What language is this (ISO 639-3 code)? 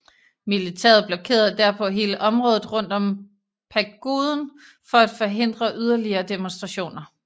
dan